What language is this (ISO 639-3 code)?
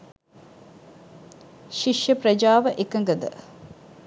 sin